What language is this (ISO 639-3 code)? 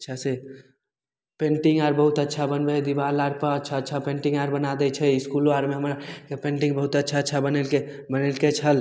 mai